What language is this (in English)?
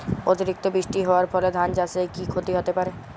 Bangla